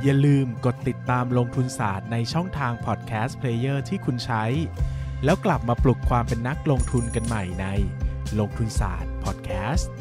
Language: Thai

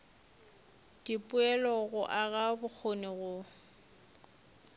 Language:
Northern Sotho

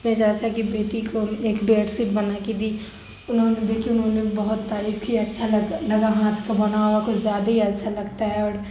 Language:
Urdu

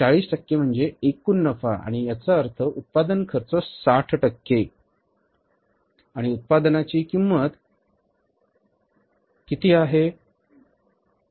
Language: Marathi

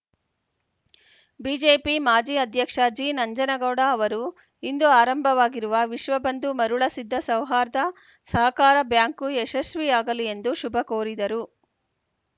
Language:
Kannada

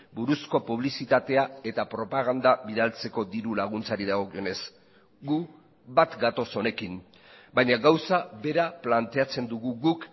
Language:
Basque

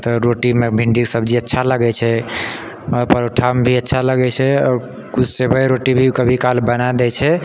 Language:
Maithili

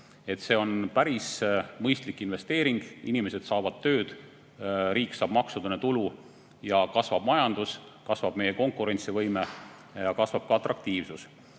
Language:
Estonian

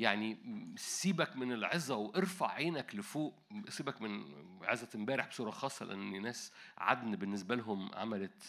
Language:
Arabic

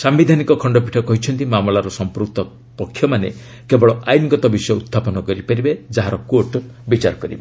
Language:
Odia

